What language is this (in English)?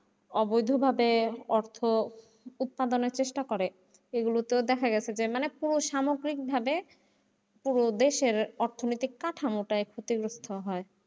Bangla